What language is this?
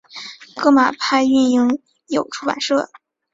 Chinese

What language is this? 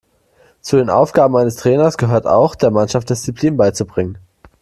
German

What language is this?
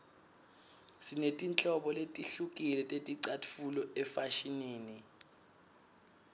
Swati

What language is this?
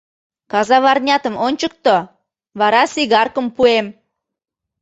Mari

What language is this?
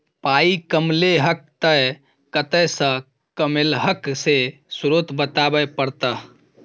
Maithili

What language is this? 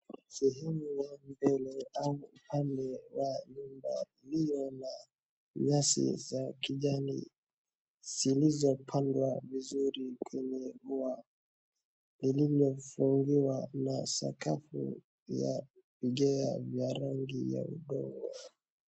Swahili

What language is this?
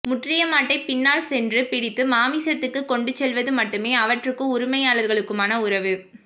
Tamil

